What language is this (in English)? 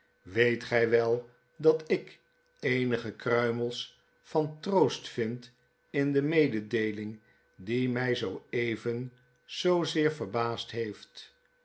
Dutch